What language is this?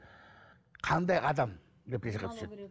Kazakh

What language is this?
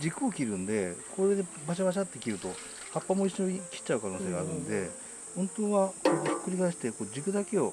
Japanese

